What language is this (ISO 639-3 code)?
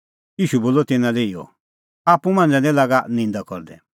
kfx